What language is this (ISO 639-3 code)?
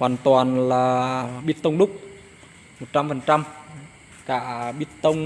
vie